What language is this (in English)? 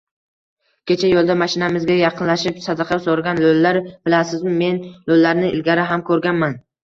Uzbek